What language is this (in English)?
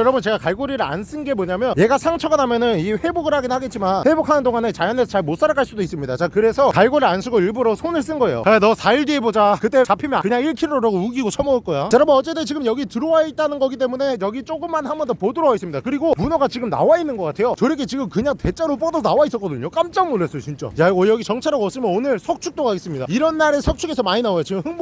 Korean